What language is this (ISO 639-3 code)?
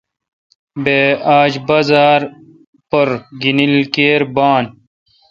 xka